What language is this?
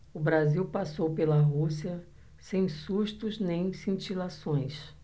Portuguese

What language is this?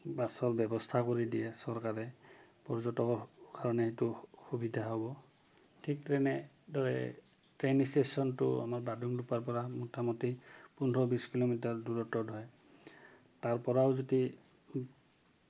Assamese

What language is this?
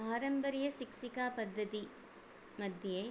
Sanskrit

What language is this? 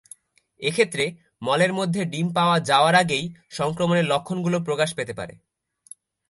Bangla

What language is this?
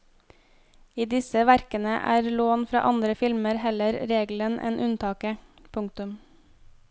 Norwegian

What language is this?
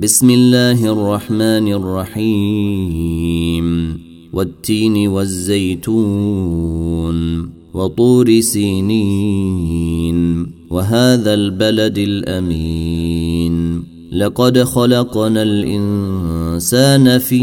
Arabic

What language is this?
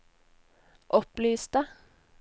Norwegian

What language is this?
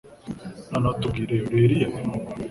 Kinyarwanda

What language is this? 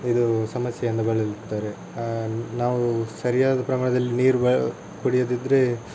Kannada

